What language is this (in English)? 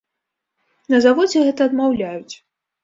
Belarusian